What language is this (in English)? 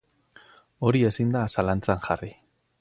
Basque